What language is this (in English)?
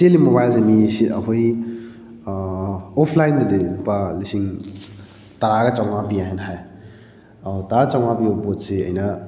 Manipuri